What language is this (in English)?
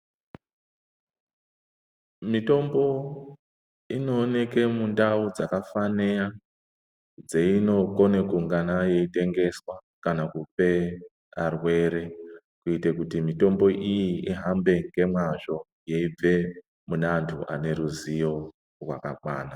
Ndau